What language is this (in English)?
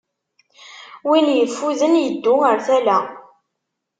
Kabyle